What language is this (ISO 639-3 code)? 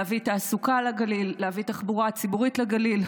heb